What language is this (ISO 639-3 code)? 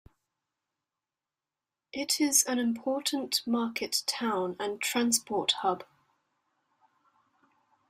eng